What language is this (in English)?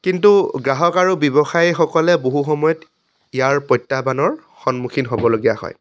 Assamese